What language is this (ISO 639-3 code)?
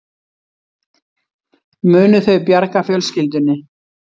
isl